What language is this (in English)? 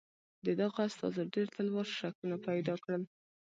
Pashto